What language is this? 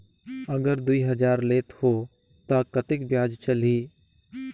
Chhattisgarhi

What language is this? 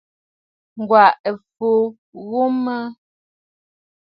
Bafut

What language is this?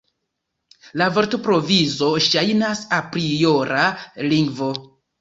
Esperanto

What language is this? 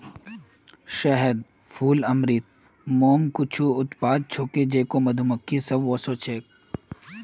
Magahi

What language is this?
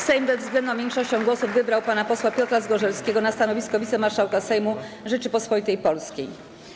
Polish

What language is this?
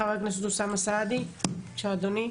Hebrew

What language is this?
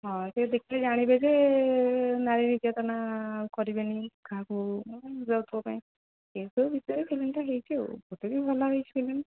Odia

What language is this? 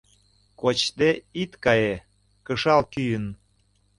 Mari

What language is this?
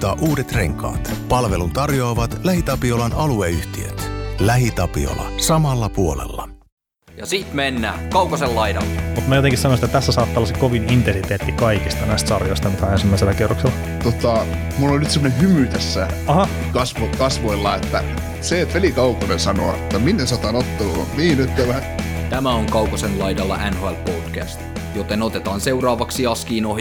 Finnish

